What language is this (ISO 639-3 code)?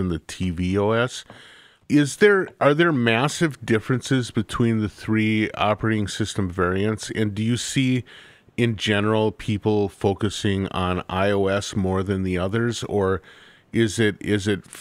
eng